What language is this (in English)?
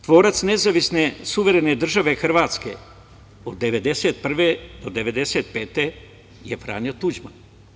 Serbian